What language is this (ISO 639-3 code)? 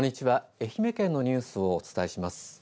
jpn